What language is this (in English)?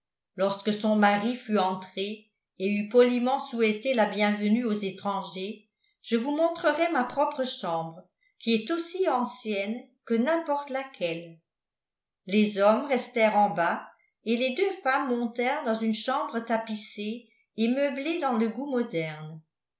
French